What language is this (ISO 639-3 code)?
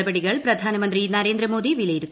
mal